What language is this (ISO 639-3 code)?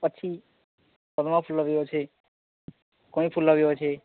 ori